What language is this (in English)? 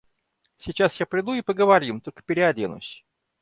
Russian